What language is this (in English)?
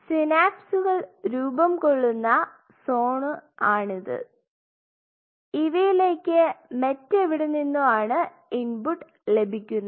Malayalam